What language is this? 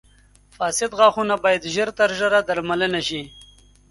Pashto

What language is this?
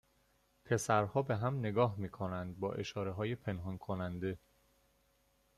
Persian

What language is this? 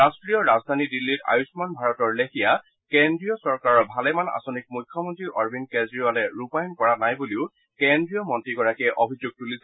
Assamese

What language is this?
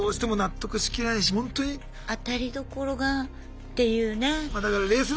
Japanese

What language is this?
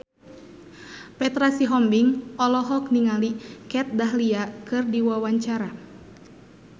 Sundanese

